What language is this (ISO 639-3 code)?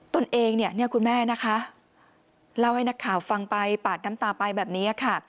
tha